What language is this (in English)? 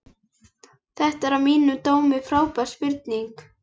Icelandic